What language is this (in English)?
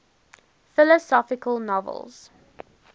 English